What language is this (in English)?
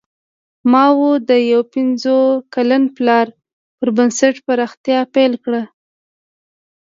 Pashto